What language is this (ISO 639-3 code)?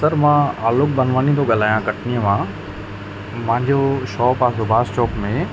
snd